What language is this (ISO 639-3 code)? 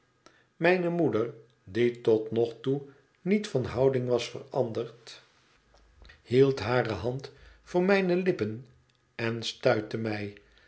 nld